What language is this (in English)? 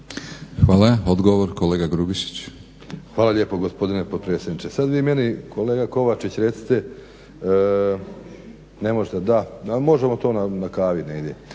Croatian